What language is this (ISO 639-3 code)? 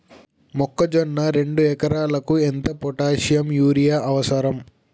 tel